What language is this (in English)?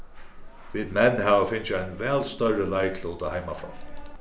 Faroese